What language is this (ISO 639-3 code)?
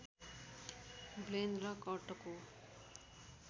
nep